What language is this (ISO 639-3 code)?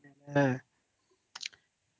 ori